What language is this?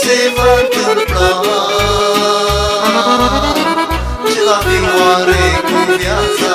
Romanian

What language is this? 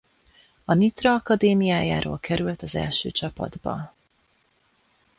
Hungarian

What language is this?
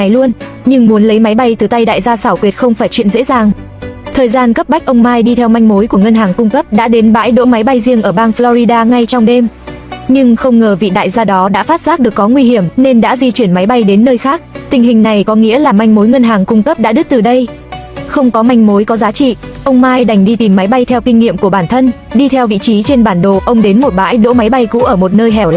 Vietnamese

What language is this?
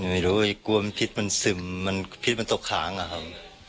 Thai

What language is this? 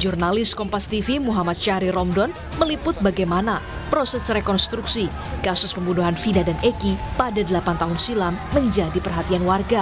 Indonesian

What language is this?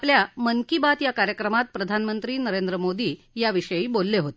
Marathi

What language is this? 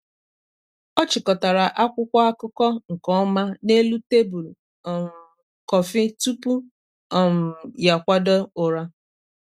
Igbo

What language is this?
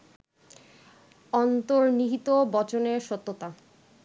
Bangla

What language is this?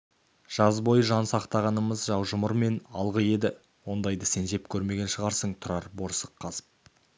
Kazakh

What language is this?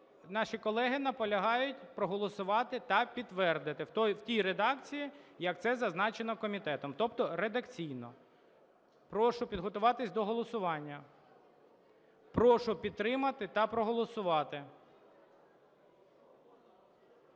Ukrainian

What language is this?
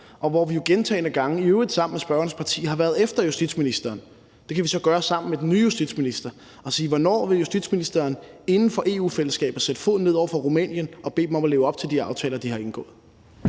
Danish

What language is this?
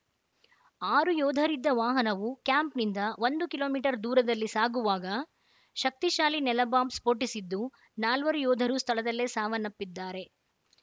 Kannada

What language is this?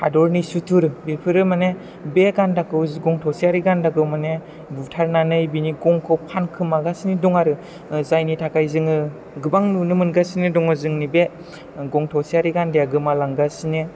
Bodo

